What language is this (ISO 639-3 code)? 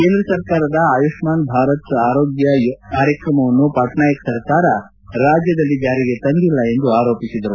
kan